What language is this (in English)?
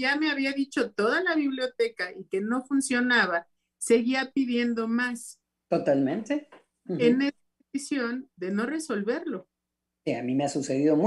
Spanish